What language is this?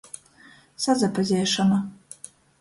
Latgalian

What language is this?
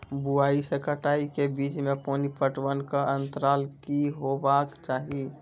Maithili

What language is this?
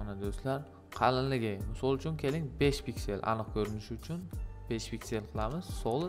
Turkish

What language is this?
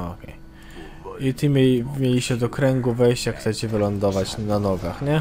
Polish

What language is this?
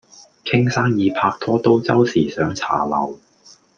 Cantonese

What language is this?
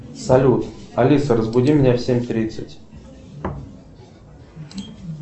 Russian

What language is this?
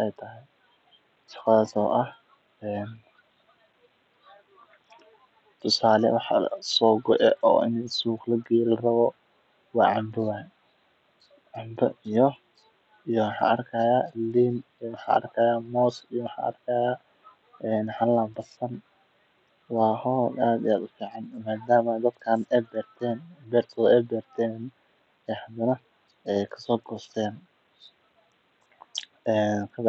Somali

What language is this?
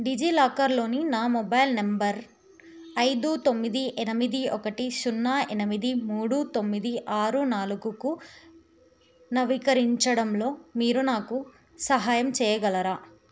Telugu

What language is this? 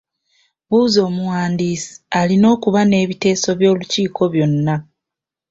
Ganda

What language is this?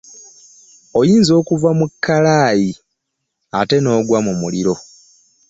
Ganda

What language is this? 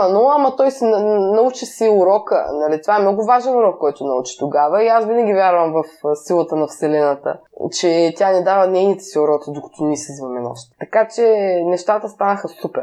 Bulgarian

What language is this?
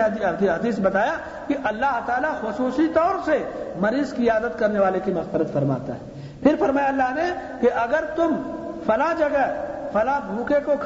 Urdu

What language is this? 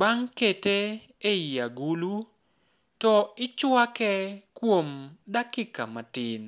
Luo (Kenya and Tanzania)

